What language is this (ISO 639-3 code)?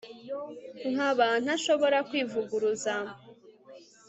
kin